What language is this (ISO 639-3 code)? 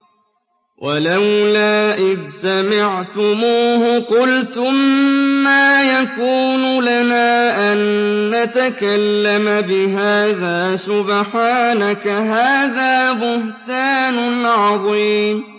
ara